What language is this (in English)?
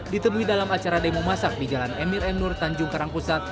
Indonesian